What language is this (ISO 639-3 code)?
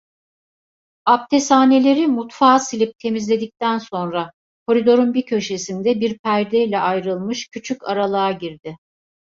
tur